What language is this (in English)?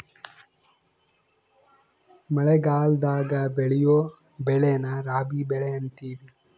Kannada